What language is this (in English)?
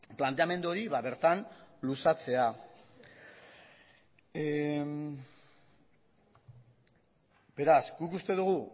Basque